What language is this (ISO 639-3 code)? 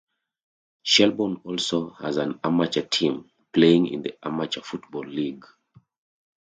eng